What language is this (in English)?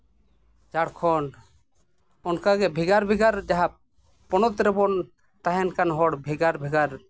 Santali